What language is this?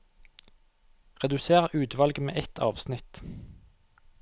Norwegian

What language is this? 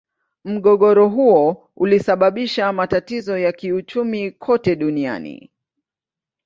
Swahili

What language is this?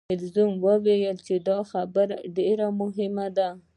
Pashto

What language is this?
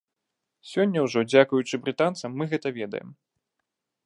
Belarusian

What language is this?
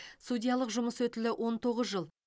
Kazakh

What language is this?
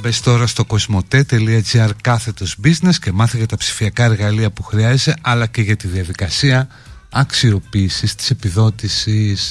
Greek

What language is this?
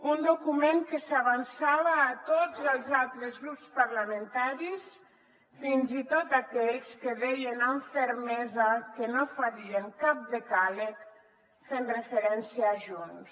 Catalan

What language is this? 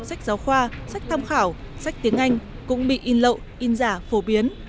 Vietnamese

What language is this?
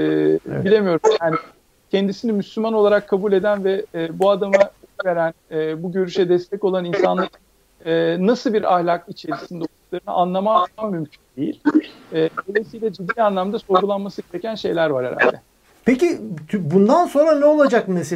Turkish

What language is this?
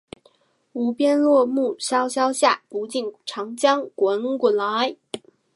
Chinese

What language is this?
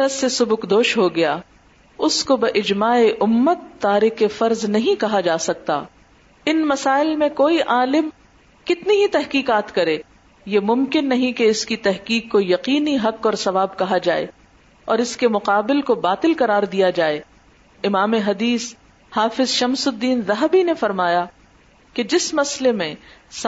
Urdu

